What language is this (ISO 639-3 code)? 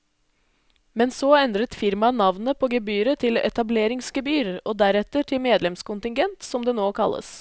nor